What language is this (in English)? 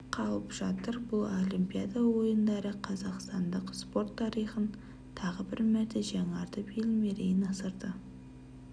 Kazakh